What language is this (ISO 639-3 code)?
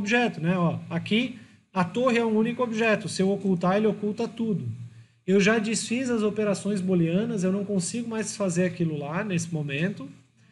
por